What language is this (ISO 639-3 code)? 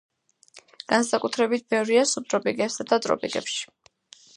kat